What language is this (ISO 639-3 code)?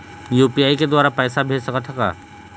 hne